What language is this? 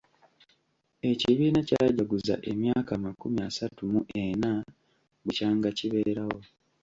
Ganda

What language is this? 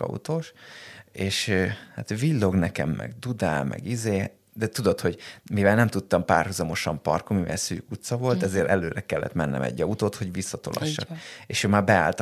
Hungarian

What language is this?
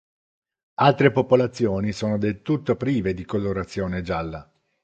Italian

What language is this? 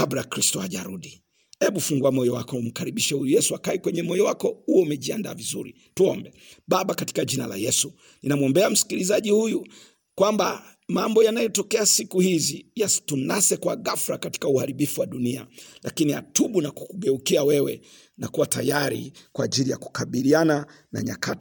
Swahili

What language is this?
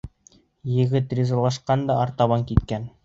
Bashkir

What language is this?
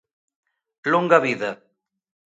Galician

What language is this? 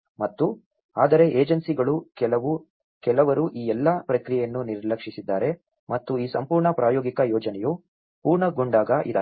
Kannada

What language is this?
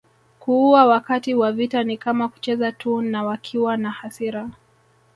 Swahili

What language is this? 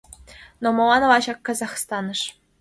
Mari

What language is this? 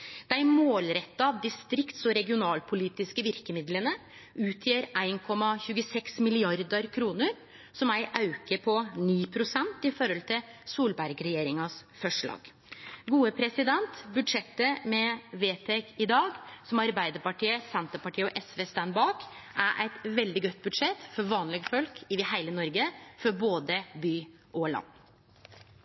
Norwegian Nynorsk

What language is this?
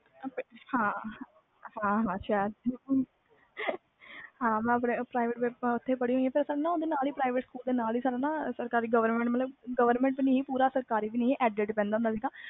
Punjabi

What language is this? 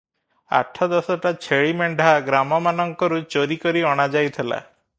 Odia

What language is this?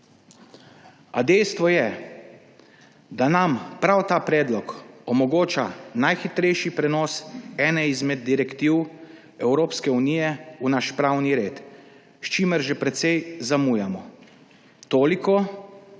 Slovenian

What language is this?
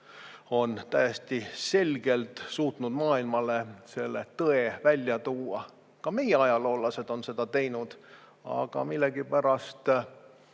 Estonian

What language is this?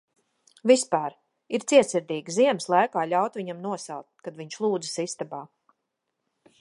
Latvian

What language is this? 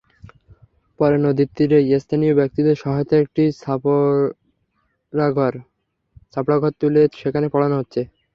Bangla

